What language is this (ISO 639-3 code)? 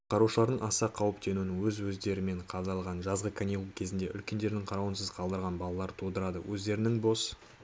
kaz